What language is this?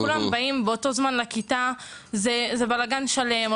Hebrew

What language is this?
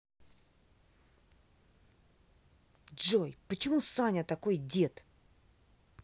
Russian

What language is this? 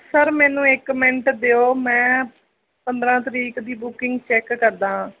Punjabi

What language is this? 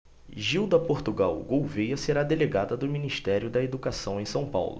Portuguese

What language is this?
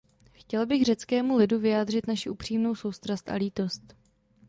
Czech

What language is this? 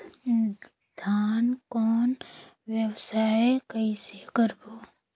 Chhattisgarhi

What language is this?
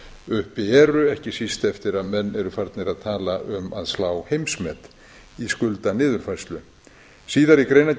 Icelandic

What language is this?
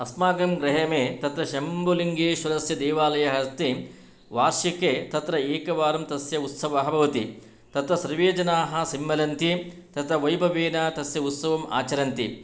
Sanskrit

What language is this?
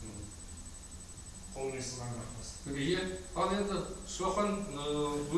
Turkish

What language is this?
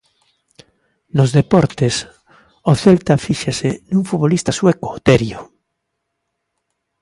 Galician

